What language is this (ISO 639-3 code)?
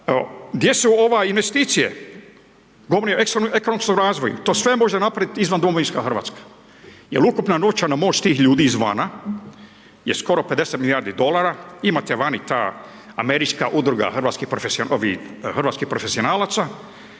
hrv